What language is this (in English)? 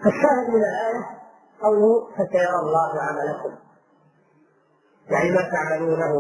Arabic